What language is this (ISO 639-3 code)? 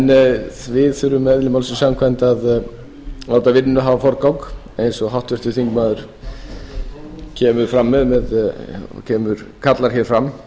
isl